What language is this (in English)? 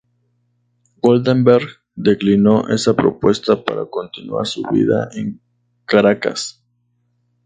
Spanish